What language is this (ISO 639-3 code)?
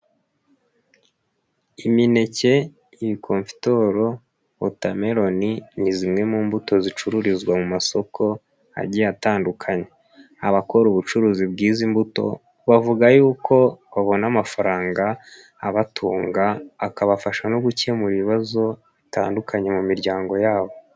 kin